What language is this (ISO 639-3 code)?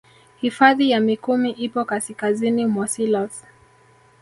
swa